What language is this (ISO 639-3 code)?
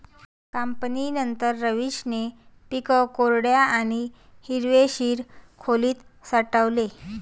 mar